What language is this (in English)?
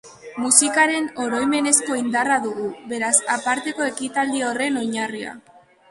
Basque